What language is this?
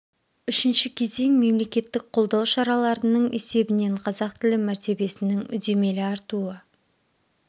Kazakh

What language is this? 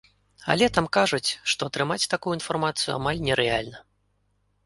Belarusian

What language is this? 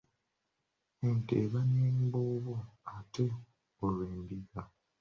Ganda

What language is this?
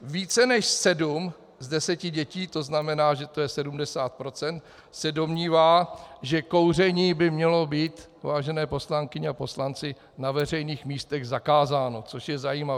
Czech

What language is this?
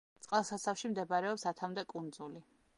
Georgian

